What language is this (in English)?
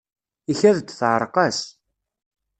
Kabyle